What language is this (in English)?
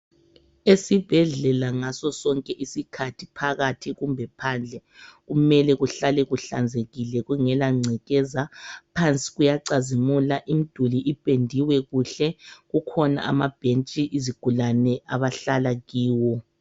North Ndebele